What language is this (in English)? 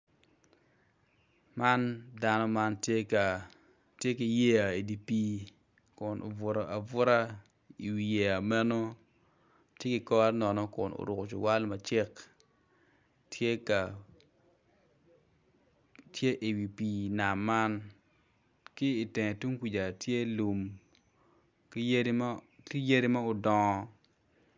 Acoli